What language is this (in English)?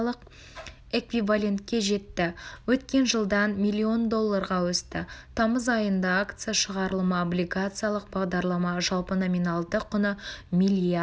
Kazakh